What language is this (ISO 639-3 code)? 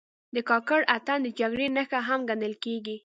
pus